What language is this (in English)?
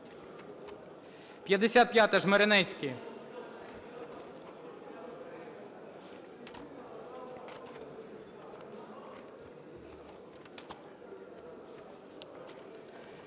Ukrainian